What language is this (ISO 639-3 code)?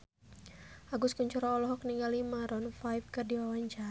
sun